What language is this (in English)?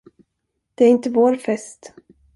Swedish